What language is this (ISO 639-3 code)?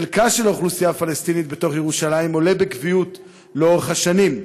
heb